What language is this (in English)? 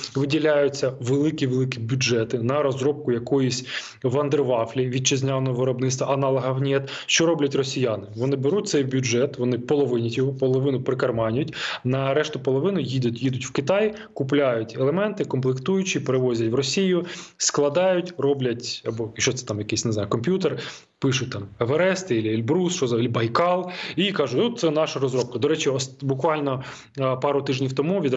Ukrainian